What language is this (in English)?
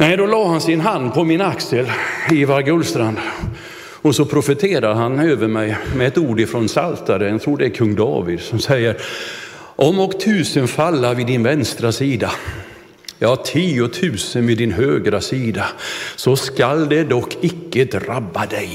Swedish